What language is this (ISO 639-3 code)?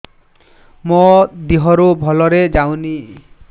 ori